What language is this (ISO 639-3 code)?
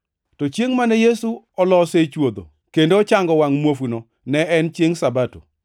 luo